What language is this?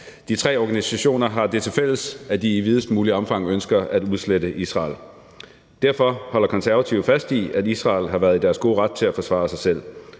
Danish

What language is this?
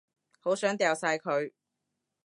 Cantonese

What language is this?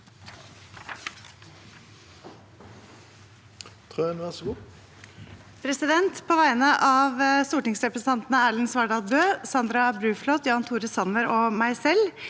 Norwegian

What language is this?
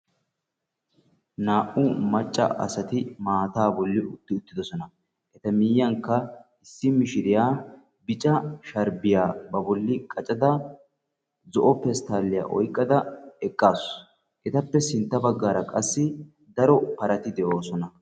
Wolaytta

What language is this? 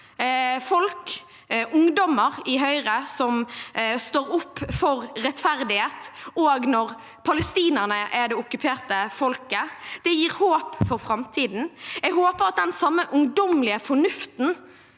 Norwegian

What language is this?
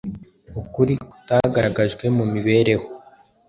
Kinyarwanda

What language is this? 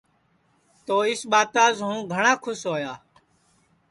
Sansi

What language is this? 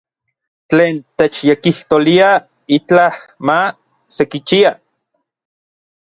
Orizaba Nahuatl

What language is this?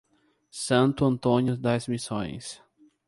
Portuguese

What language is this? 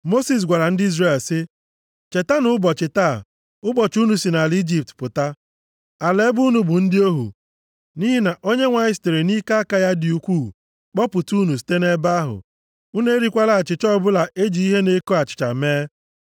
Igbo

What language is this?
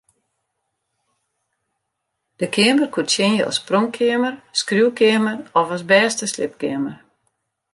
Western Frisian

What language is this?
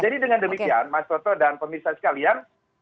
Indonesian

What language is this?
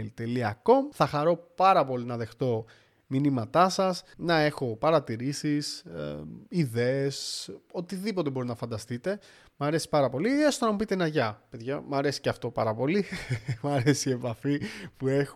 Greek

